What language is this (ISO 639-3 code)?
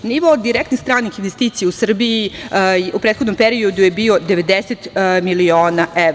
srp